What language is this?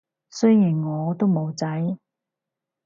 Cantonese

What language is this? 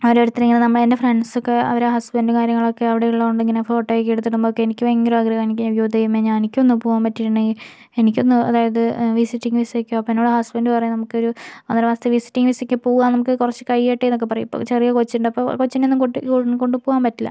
Malayalam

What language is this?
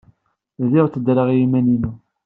Kabyle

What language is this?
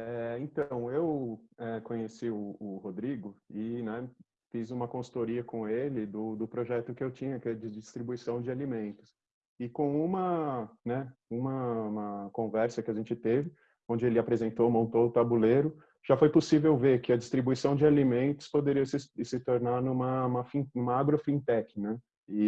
Portuguese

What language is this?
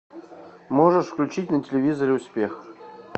Russian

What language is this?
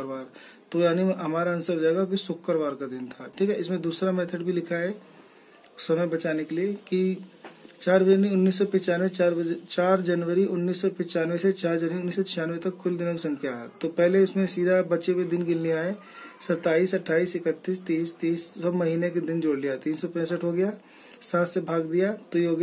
Hindi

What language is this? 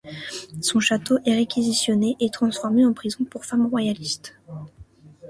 French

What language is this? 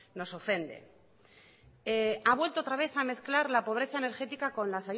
Spanish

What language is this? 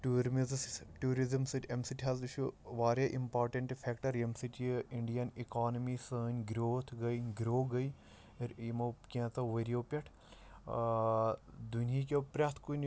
Kashmiri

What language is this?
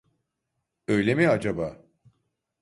Turkish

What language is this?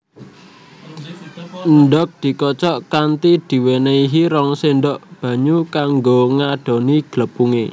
Javanese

